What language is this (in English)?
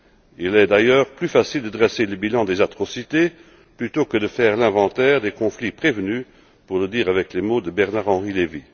French